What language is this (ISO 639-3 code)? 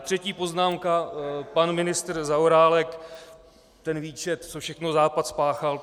ces